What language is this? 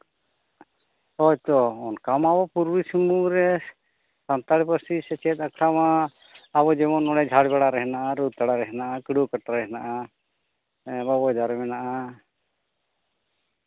Santali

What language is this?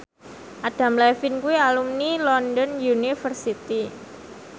Javanese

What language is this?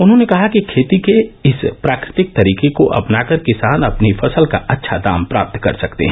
Hindi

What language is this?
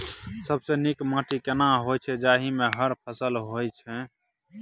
Maithili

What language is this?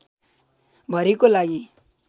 Nepali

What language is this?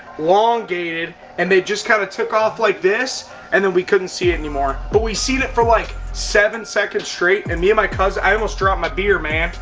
English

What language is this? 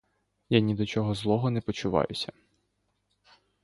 Ukrainian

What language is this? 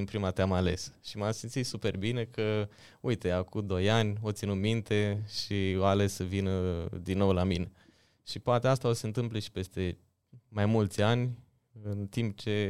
Romanian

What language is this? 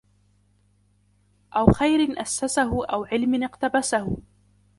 Arabic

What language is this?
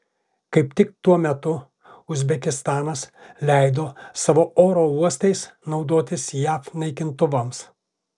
Lithuanian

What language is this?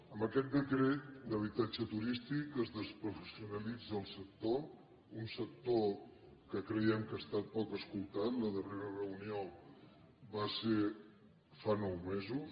Catalan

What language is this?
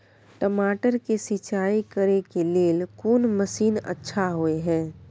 Maithili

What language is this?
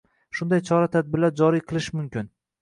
Uzbek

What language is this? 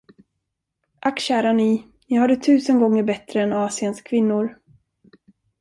Swedish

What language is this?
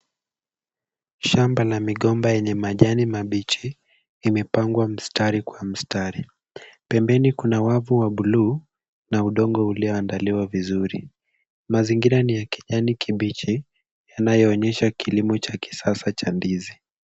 Swahili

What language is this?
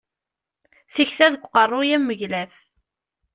Kabyle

